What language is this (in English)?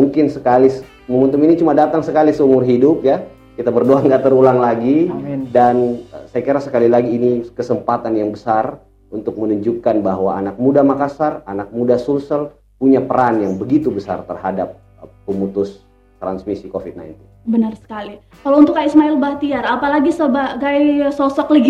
Indonesian